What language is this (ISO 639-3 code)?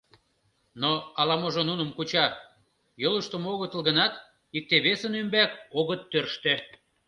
chm